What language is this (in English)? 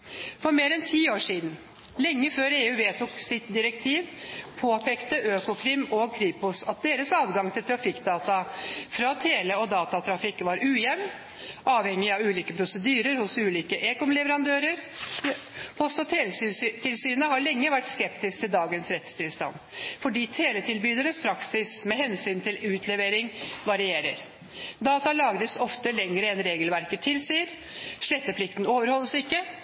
Norwegian Bokmål